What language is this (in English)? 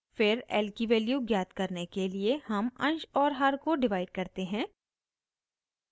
Hindi